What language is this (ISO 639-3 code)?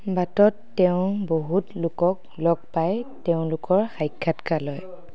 asm